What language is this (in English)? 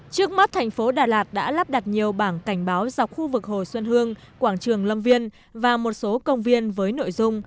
Vietnamese